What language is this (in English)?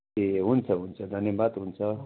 Nepali